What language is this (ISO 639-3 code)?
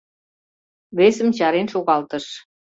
chm